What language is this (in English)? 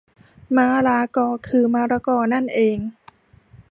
Thai